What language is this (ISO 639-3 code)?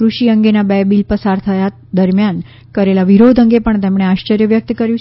guj